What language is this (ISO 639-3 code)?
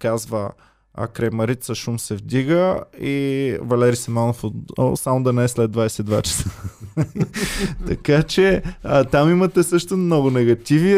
bul